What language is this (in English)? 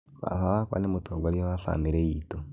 Kikuyu